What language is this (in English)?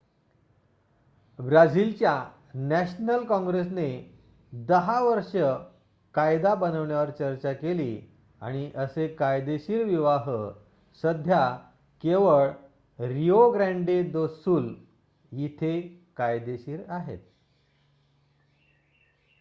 Marathi